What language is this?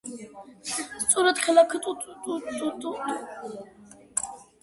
Georgian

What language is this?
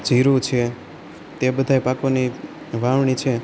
Gujarati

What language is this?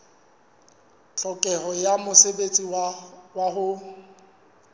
Southern Sotho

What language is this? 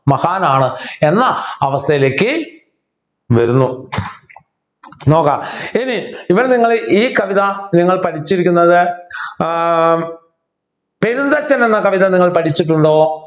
Malayalam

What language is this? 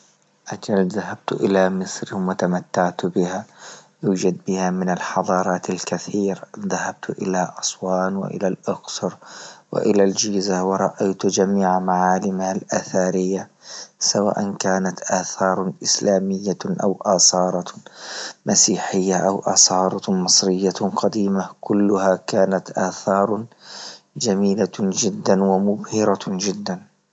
Libyan Arabic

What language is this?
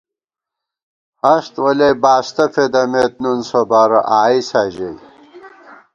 Gawar-Bati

